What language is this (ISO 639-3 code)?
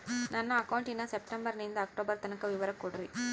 kan